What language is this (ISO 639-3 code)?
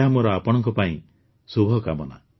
ori